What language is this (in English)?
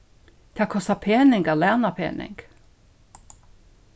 Faroese